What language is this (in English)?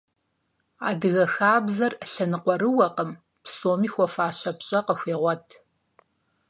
Kabardian